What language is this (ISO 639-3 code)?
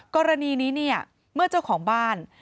tha